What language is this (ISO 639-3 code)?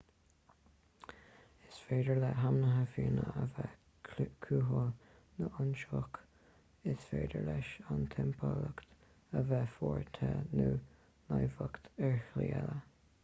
gle